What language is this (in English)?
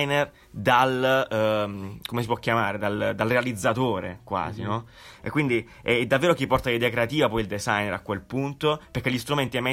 Italian